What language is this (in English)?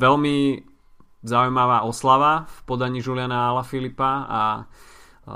Slovak